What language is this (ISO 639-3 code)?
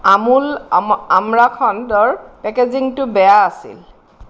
asm